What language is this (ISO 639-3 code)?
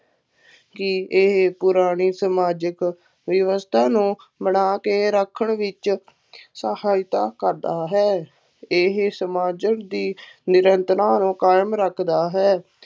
pan